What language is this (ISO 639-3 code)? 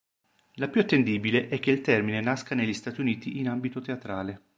ita